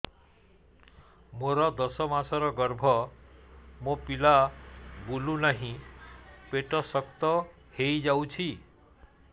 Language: Odia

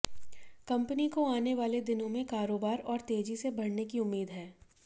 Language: Hindi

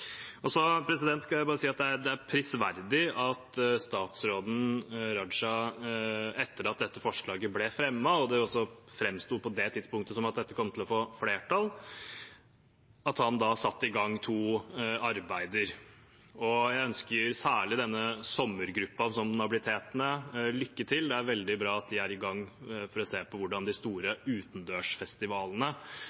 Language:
Norwegian Bokmål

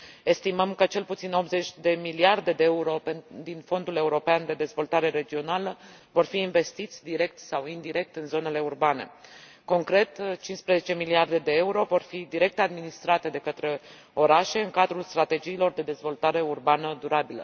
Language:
Romanian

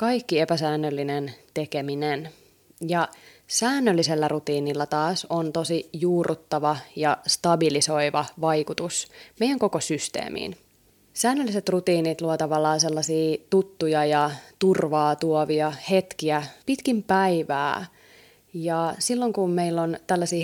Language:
Finnish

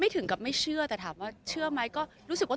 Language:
Thai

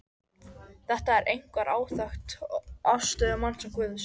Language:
Icelandic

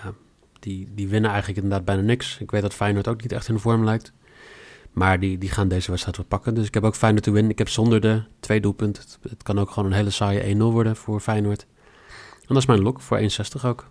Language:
Dutch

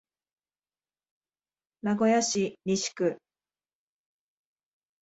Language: Japanese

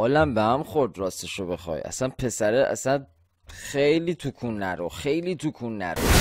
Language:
Persian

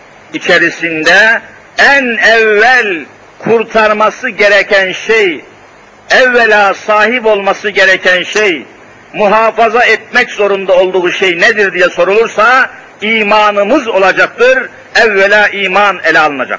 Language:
Turkish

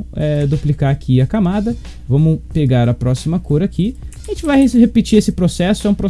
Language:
Portuguese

